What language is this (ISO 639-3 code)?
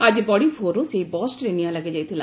ori